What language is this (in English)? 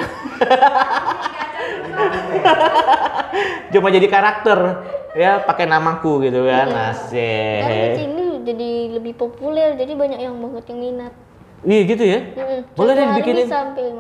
Indonesian